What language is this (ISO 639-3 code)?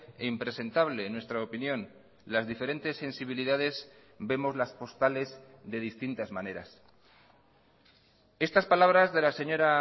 spa